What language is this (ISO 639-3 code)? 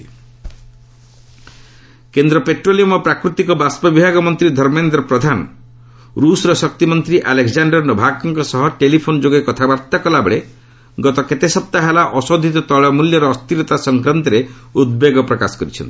ori